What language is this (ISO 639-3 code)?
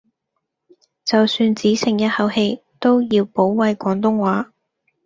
yue